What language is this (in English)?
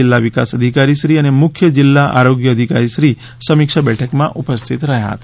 Gujarati